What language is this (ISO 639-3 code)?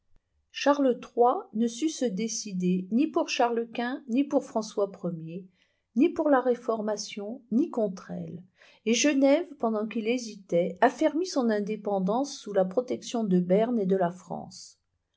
fra